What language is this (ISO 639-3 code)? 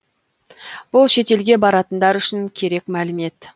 kaz